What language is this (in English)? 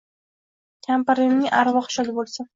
Uzbek